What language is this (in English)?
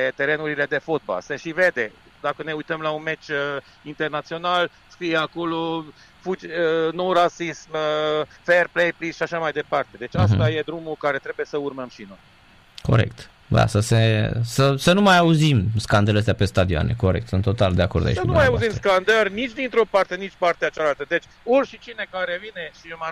Romanian